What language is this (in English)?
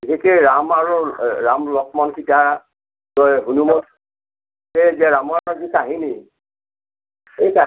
Assamese